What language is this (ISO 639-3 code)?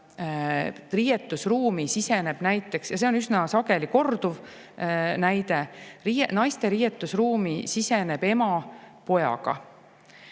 est